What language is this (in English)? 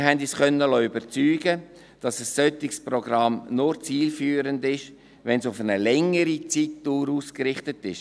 Swiss German